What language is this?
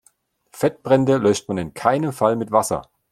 German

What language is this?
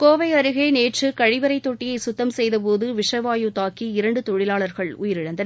Tamil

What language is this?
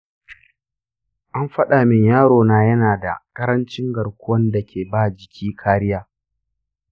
Hausa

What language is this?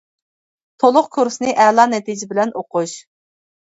Uyghur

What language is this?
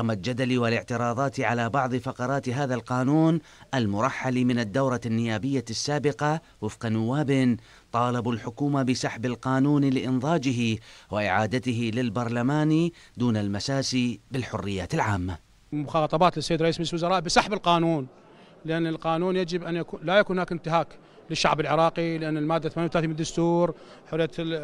Arabic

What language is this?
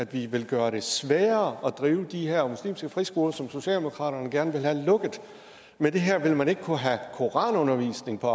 Danish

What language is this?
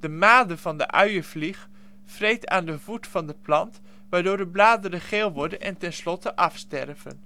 Dutch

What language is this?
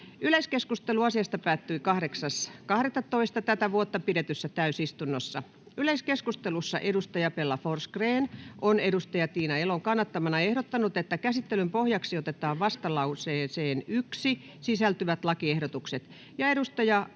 Finnish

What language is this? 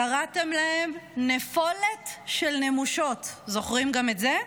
Hebrew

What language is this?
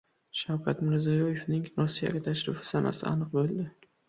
Uzbek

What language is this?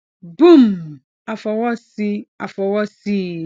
Yoruba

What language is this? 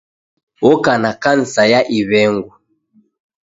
Taita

